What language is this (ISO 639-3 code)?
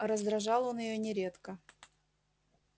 rus